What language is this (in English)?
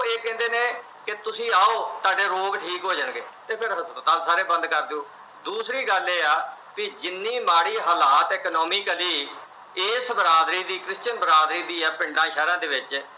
Punjabi